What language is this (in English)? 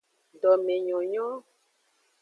Aja (Benin)